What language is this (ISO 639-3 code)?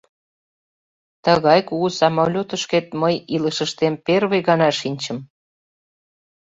chm